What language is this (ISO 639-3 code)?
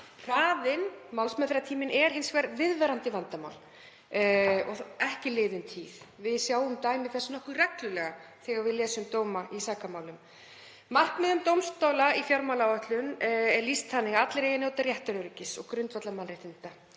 isl